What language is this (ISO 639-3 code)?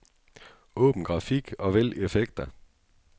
dan